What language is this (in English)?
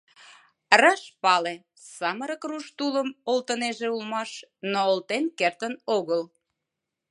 Mari